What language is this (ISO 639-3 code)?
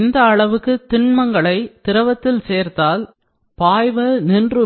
tam